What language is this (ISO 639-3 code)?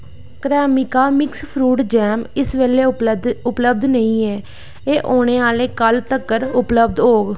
doi